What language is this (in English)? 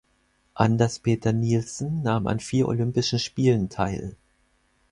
German